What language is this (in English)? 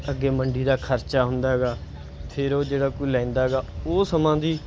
Punjabi